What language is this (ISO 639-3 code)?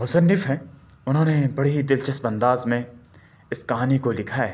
urd